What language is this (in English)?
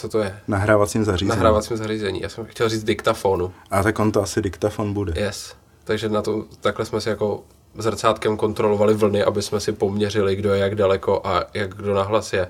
Czech